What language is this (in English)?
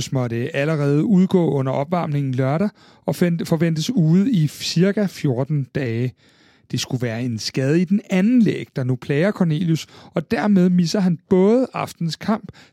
Danish